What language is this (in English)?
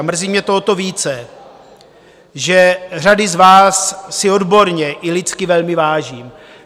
Czech